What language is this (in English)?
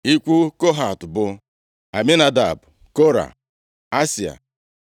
Igbo